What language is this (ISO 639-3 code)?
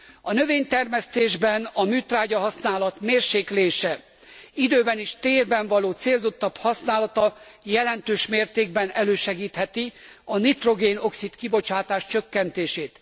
hun